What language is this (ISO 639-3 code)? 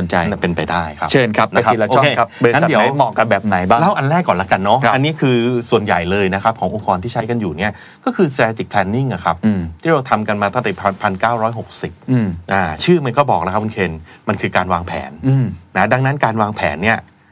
tha